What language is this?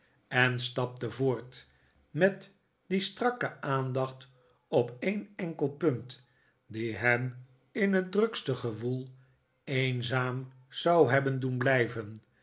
Dutch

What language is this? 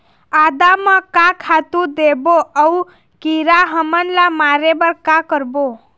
Chhattisgarhi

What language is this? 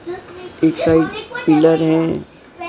Hindi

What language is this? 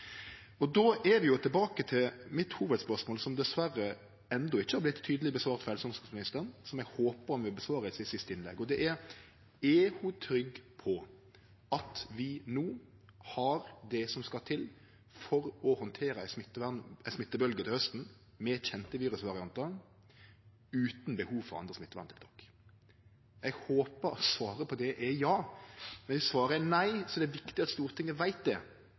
Norwegian Nynorsk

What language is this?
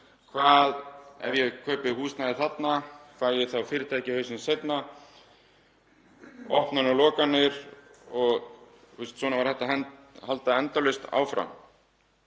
Icelandic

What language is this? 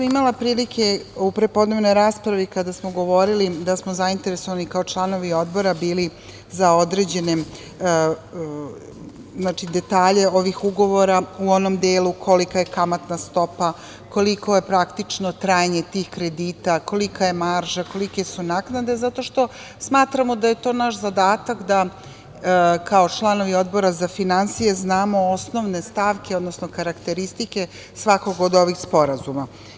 Serbian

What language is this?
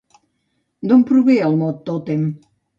Catalan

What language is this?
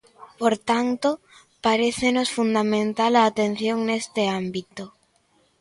Galician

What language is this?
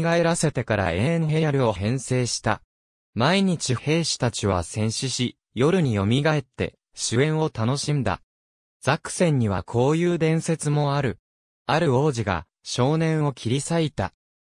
Japanese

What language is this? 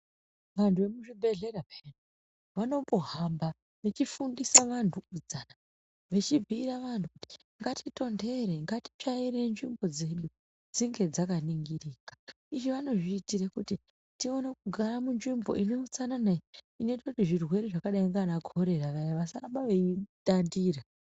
Ndau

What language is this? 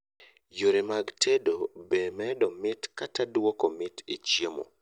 Luo (Kenya and Tanzania)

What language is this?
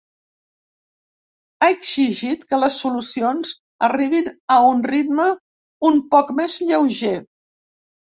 Catalan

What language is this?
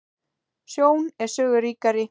Icelandic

